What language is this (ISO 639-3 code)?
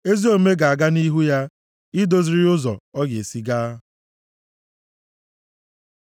ibo